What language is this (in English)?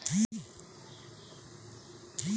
Kannada